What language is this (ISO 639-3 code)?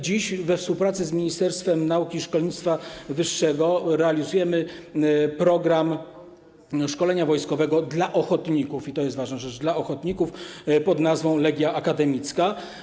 pol